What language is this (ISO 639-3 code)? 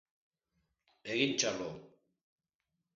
eus